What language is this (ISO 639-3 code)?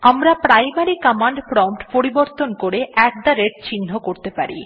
ben